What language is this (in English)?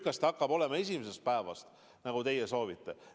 Estonian